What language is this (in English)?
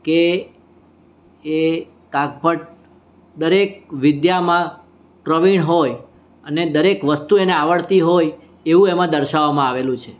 Gujarati